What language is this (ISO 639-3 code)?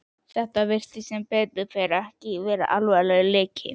isl